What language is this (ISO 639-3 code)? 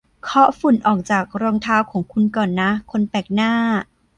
tha